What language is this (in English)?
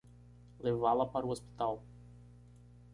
Portuguese